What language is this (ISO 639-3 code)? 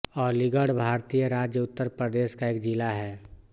hin